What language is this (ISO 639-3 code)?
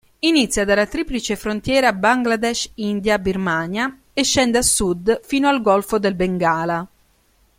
ita